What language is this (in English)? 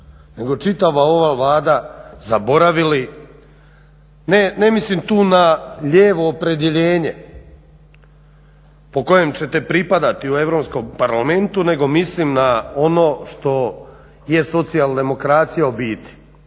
Croatian